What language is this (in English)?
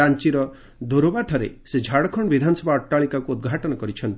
Odia